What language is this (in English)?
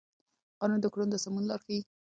Pashto